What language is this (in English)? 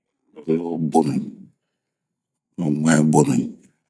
Bomu